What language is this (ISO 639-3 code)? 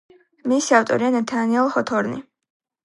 kat